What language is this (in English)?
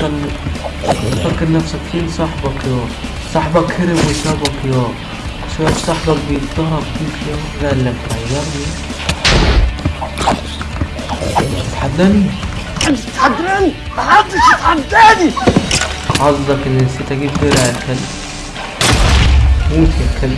Arabic